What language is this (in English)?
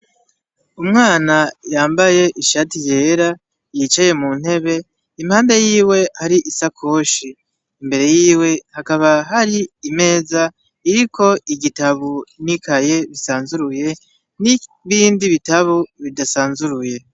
Rundi